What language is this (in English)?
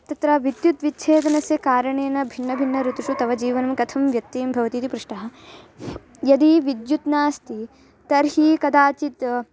Sanskrit